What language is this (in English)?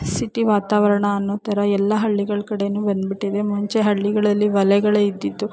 Kannada